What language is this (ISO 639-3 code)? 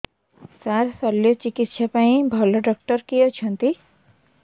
ori